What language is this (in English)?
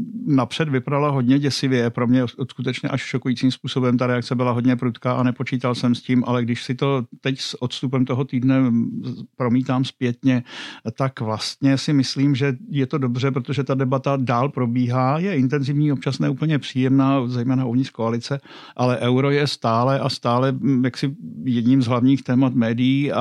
Czech